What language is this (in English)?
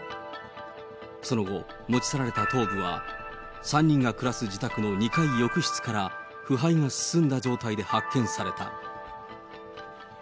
Japanese